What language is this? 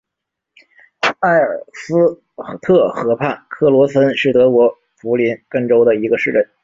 Chinese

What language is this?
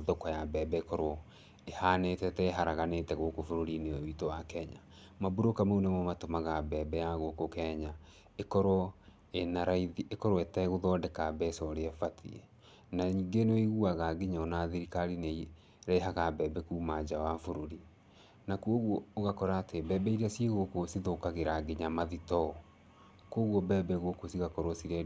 Kikuyu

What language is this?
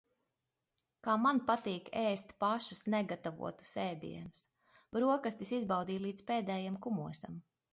Latvian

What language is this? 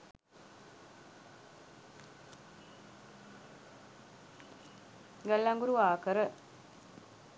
Sinhala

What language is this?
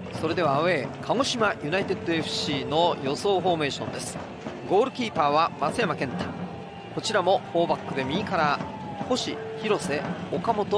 Japanese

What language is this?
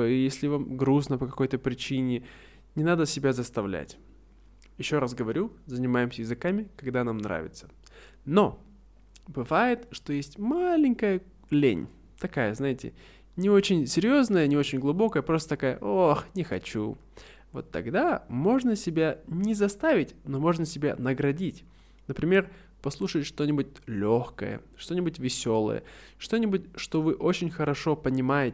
Russian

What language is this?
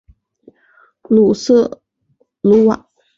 Chinese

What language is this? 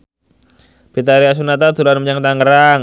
Javanese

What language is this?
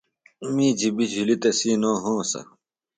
Phalura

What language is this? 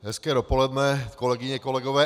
Czech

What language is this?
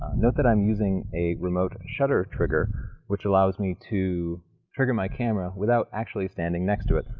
English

